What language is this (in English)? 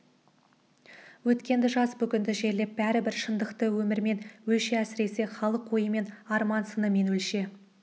Kazakh